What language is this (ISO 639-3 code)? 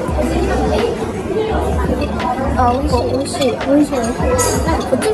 jpn